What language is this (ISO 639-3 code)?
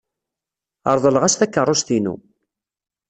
kab